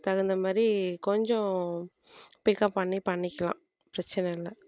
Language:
Tamil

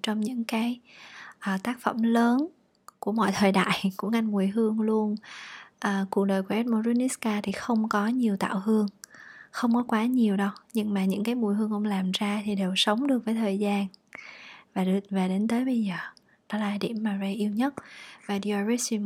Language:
Vietnamese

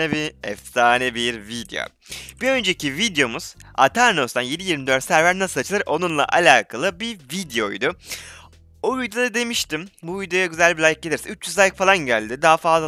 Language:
Turkish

